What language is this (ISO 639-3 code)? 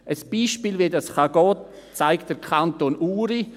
gsw